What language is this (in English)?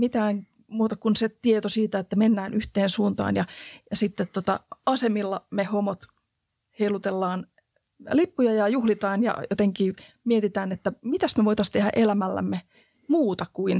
Finnish